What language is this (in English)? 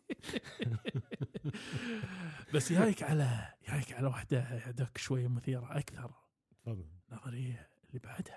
Arabic